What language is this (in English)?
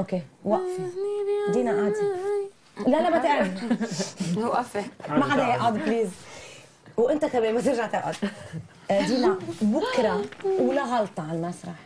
Arabic